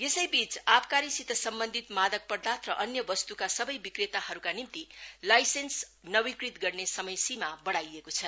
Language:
Nepali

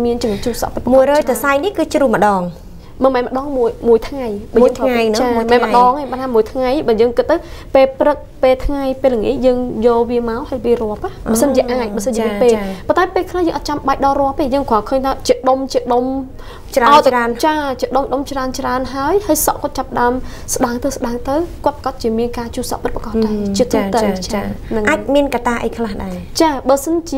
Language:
Vietnamese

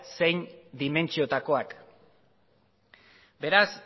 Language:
Basque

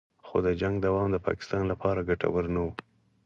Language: Pashto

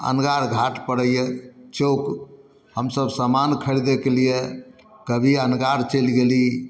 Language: Maithili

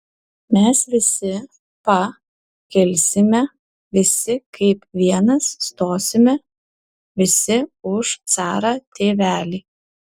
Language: Lithuanian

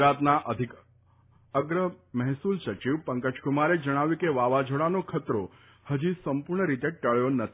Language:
Gujarati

